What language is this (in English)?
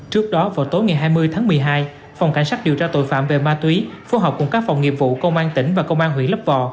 Vietnamese